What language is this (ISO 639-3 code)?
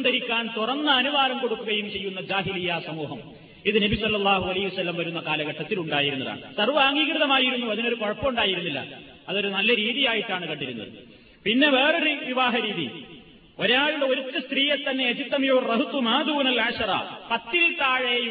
mal